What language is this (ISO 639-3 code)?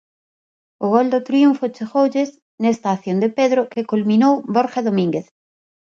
glg